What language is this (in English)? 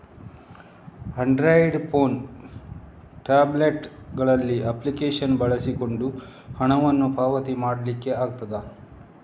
Kannada